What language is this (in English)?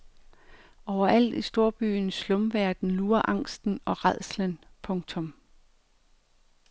Danish